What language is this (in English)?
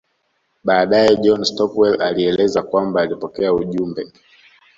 Swahili